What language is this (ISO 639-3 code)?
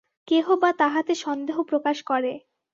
ben